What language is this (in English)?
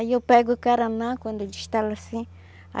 Portuguese